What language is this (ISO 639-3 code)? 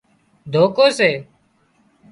kxp